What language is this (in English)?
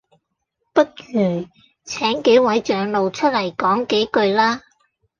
Cantonese